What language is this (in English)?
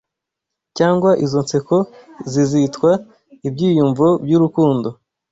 Kinyarwanda